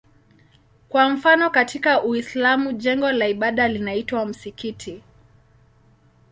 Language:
Swahili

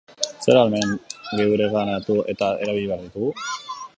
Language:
Basque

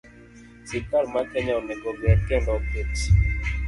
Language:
Luo (Kenya and Tanzania)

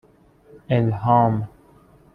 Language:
Persian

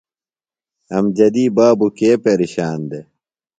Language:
Phalura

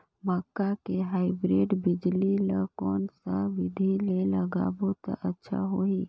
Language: Chhattisgarhi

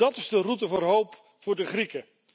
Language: Dutch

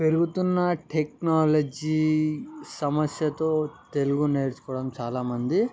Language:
Telugu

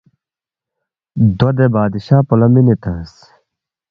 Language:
Balti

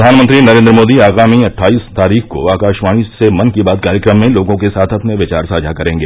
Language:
Hindi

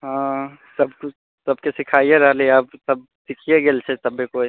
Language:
Maithili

